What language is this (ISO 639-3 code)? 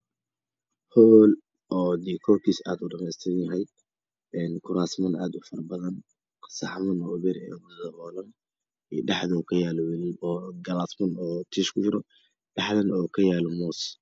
som